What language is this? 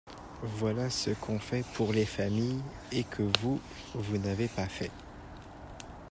French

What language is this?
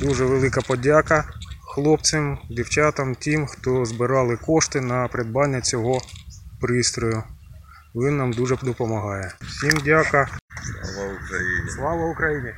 Ukrainian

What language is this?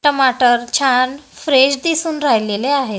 Marathi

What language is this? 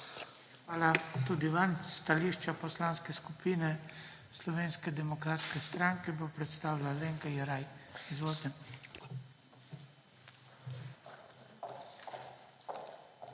Slovenian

